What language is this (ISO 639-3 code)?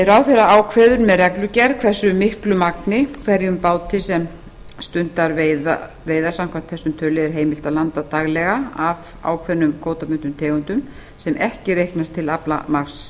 isl